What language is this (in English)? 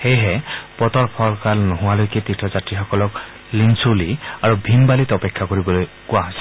Assamese